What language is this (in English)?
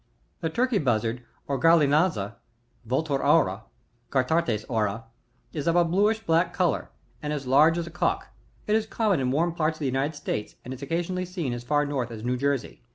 English